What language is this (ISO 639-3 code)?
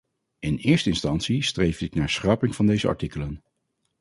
nld